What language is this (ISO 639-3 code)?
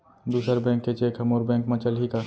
hne